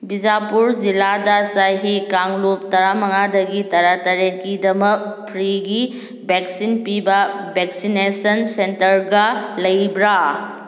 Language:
Manipuri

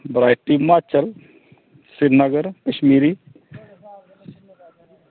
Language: Dogri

